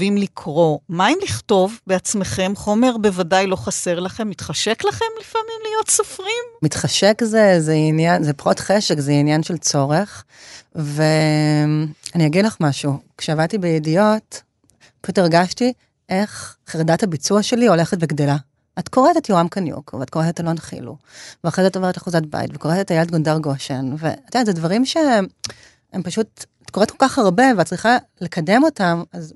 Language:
Hebrew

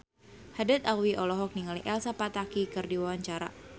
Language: Sundanese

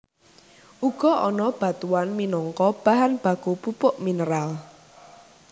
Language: Javanese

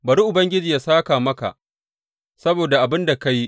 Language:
Hausa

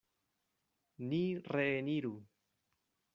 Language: Esperanto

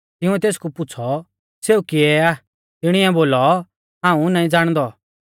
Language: Mahasu Pahari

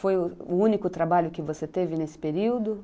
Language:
Portuguese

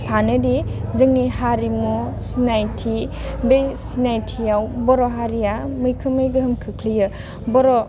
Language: Bodo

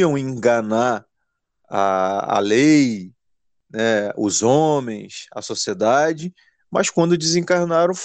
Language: Portuguese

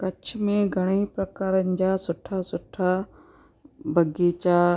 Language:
Sindhi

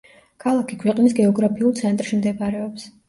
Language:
Georgian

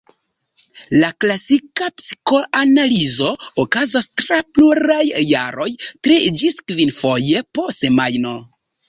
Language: Esperanto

